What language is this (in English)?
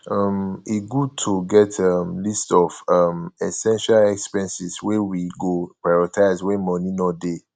Nigerian Pidgin